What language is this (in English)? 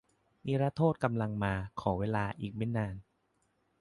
Thai